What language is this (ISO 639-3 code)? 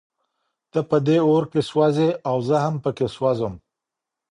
pus